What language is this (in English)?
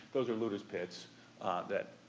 English